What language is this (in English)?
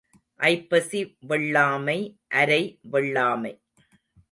Tamil